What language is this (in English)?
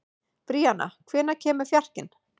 Icelandic